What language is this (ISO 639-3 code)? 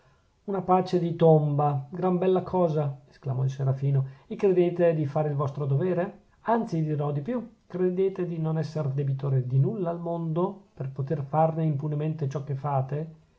ita